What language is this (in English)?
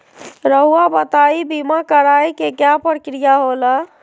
Magahi